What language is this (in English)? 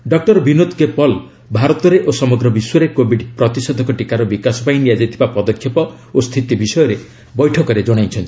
Odia